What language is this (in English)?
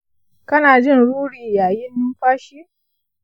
Hausa